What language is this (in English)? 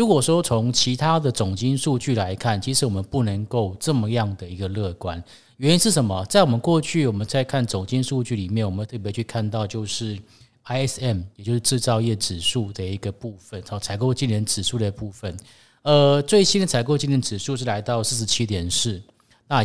Chinese